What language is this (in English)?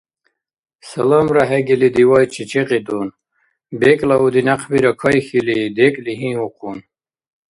Dargwa